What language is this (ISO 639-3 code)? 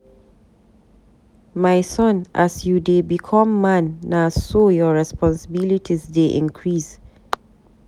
pcm